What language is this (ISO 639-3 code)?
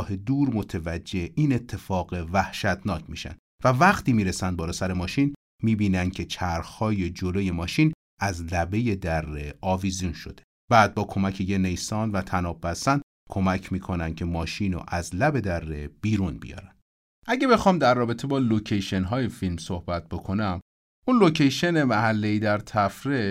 fas